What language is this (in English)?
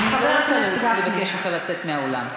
Hebrew